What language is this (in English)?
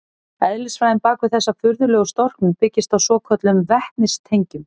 Icelandic